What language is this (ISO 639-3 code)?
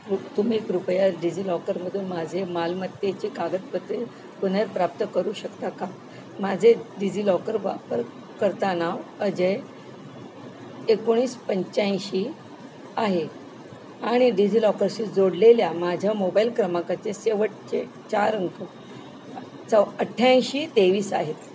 mar